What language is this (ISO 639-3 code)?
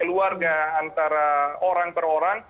ind